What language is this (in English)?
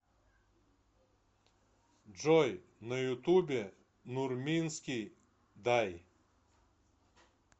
Russian